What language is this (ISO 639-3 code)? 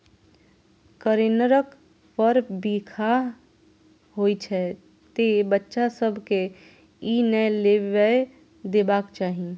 mai